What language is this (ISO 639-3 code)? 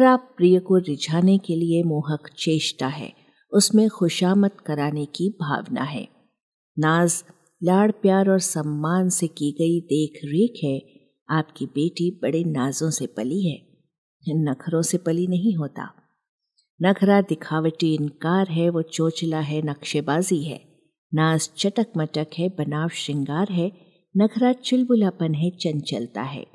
hin